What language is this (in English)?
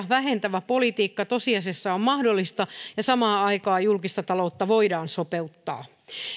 Finnish